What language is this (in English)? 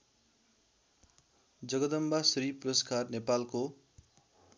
Nepali